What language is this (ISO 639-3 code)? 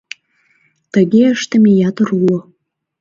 chm